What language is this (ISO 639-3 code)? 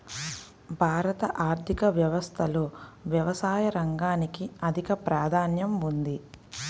tel